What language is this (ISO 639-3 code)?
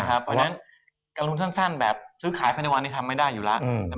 tha